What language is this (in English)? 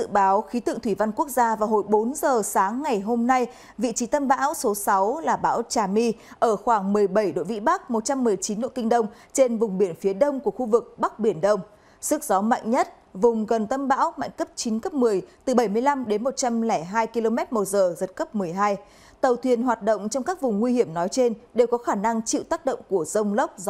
Vietnamese